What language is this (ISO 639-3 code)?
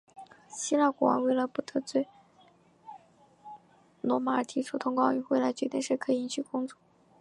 zho